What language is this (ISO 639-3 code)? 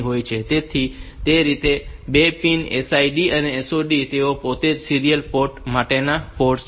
guj